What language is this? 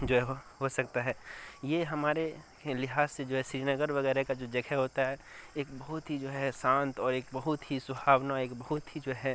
Urdu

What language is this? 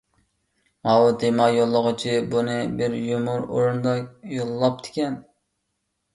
Uyghur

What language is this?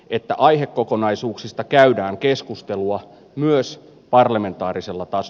Finnish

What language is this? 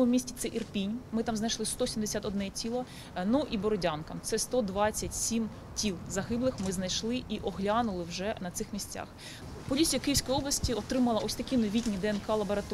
Ukrainian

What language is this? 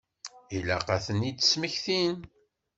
Kabyle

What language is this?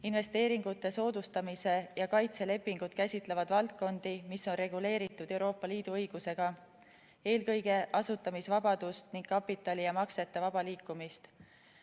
Estonian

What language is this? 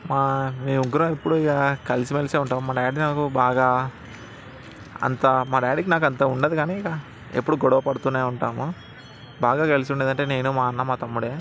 Telugu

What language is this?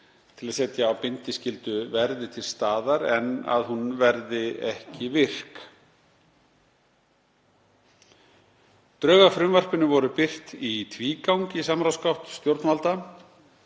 Icelandic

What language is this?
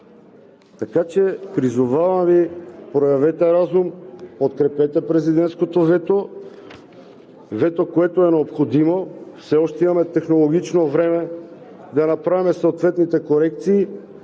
Bulgarian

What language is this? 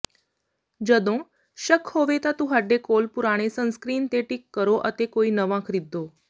Punjabi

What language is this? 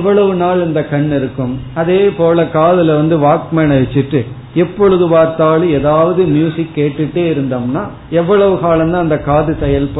Tamil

